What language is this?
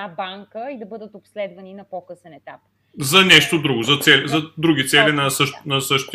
Bulgarian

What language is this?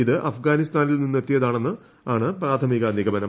Malayalam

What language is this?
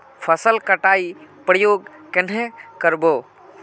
Magahi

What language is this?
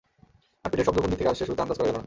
Bangla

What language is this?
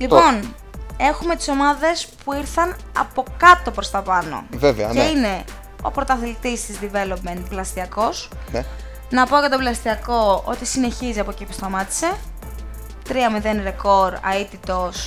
Greek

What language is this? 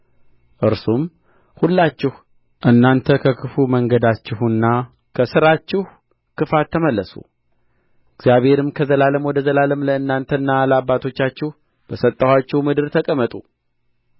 Amharic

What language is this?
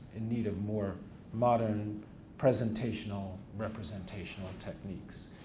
English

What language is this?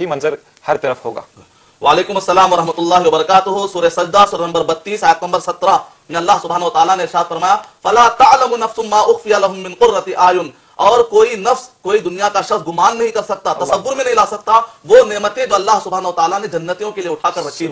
Arabic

